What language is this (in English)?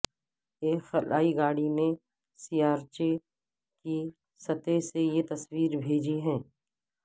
Urdu